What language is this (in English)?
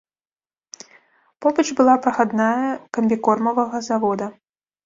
Belarusian